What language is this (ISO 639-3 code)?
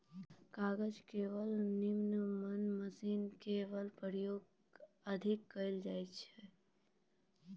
mai